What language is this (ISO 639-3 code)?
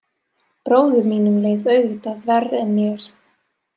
isl